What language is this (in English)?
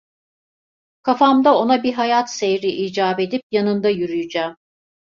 Turkish